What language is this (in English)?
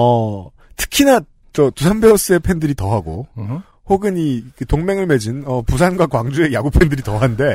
Korean